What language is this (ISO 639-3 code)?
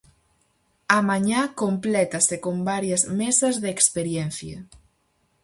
glg